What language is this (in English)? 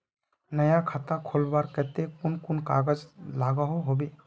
Magahi